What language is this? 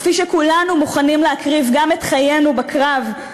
Hebrew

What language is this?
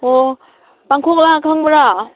Manipuri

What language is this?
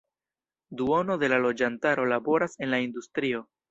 Esperanto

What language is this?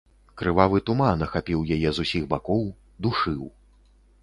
Belarusian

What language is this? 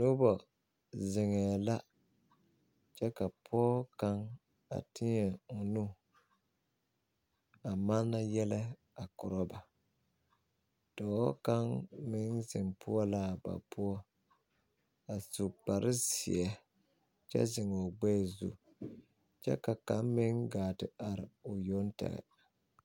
Southern Dagaare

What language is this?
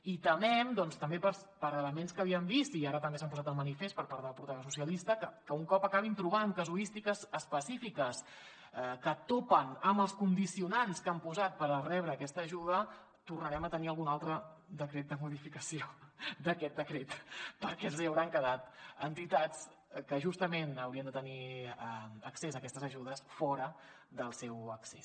Catalan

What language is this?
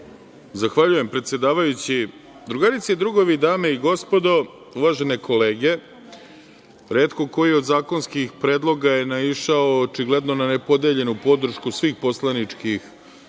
Serbian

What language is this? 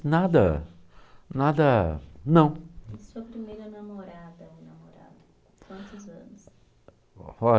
Portuguese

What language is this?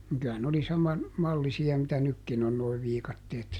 Finnish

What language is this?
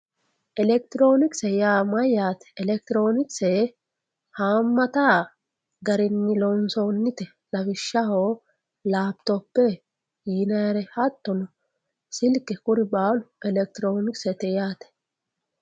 Sidamo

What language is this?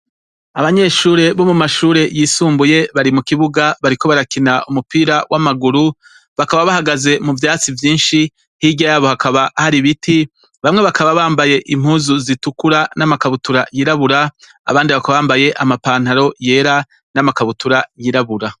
Rundi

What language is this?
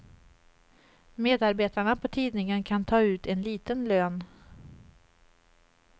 Swedish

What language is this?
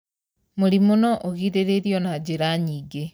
Kikuyu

